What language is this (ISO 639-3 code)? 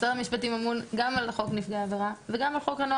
heb